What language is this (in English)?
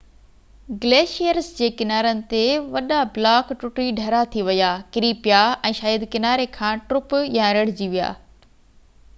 Sindhi